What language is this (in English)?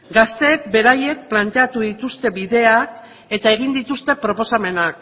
Basque